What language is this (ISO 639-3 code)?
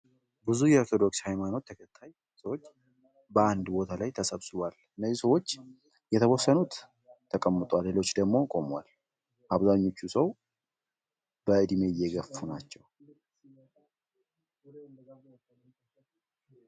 amh